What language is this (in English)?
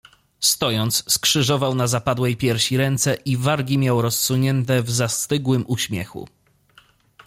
Polish